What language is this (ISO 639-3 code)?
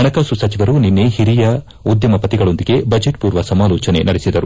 kan